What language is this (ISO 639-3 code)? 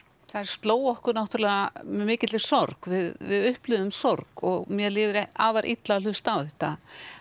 isl